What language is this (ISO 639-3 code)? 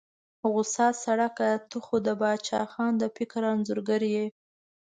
pus